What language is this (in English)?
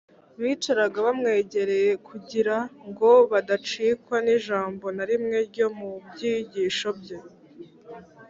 Kinyarwanda